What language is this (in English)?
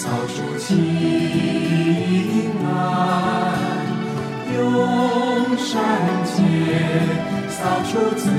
Chinese